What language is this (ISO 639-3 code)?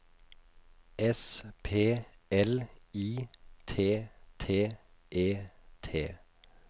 nor